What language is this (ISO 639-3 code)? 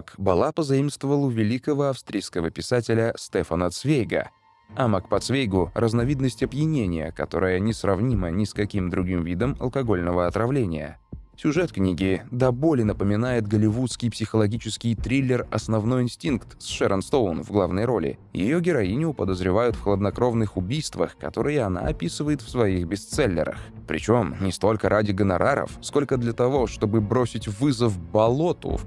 rus